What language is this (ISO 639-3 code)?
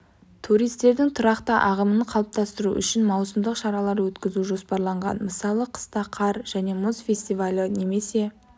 kaz